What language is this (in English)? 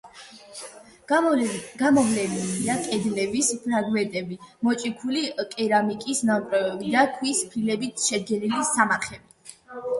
Georgian